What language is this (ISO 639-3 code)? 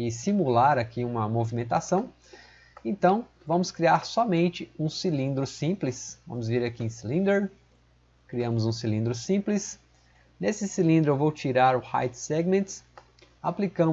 por